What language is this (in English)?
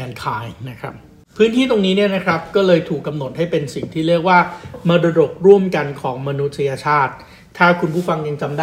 Thai